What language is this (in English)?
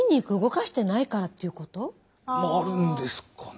Japanese